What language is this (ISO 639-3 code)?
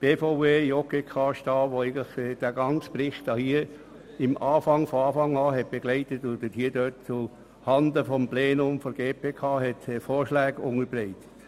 gsw